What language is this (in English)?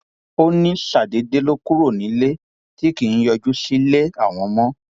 Yoruba